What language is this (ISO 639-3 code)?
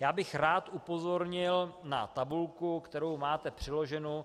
ces